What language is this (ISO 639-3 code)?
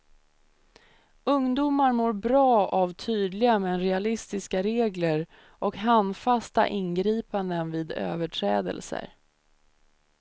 swe